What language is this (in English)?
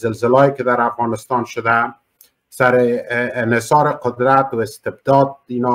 Persian